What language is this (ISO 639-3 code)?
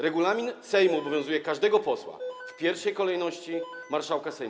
pol